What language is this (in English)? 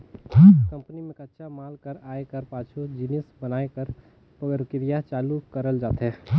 Chhattisgarhi